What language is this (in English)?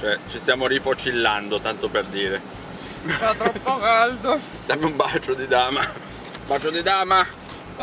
Italian